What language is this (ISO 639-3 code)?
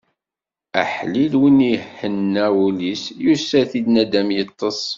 kab